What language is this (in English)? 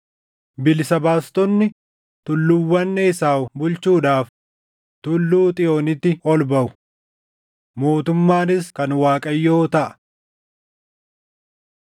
Oromo